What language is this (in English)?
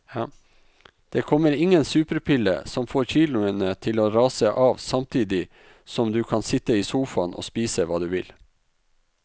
Norwegian